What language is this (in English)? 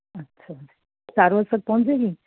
Punjabi